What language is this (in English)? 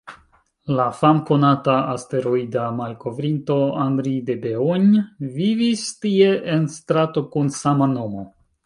Esperanto